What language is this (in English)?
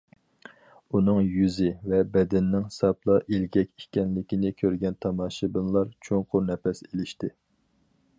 Uyghur